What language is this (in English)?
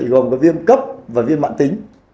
Vietnamese